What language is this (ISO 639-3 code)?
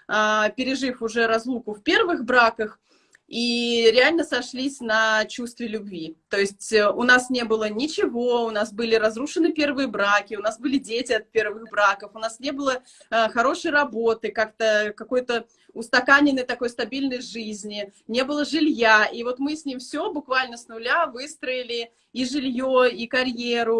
rus